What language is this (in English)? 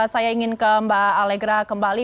Indonesian